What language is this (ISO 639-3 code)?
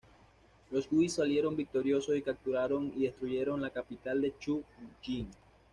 spa